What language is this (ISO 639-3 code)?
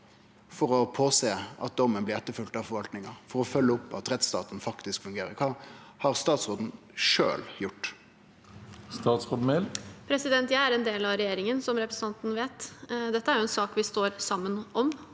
nor